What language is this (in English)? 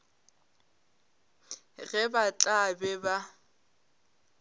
Northern Sotho